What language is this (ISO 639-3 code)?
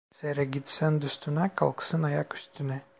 tur